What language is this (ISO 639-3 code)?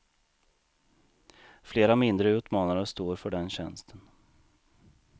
swe